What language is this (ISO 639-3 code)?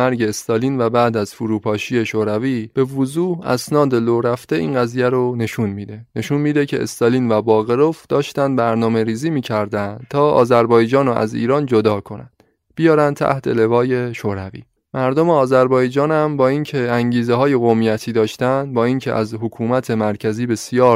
fas